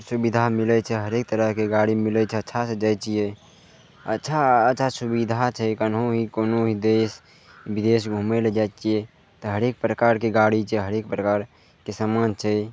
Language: Maithili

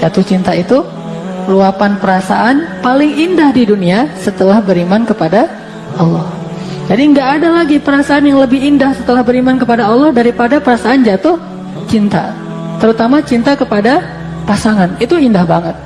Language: Indonesian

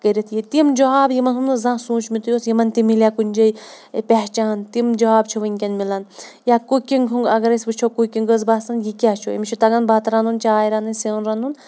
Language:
Kashmiri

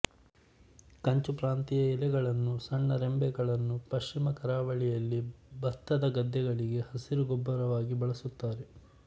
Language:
Kannada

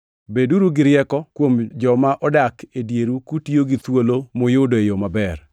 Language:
Luo (Kenya and Tanzania)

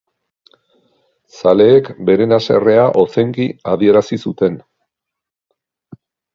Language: Basque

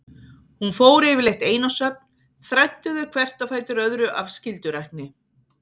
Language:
Icelandic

